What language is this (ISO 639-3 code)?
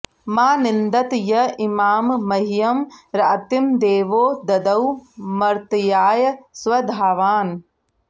san